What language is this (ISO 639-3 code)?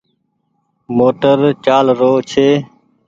gig